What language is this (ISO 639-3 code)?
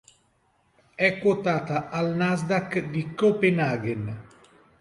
ita